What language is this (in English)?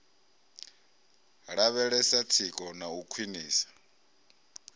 Venda